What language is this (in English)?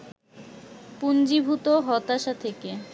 Bangla